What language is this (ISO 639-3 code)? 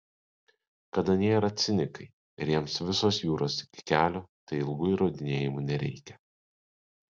lit